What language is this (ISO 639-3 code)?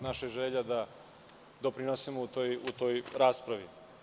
srp